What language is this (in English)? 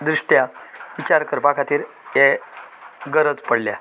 Konkani